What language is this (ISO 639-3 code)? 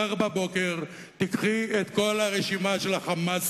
heb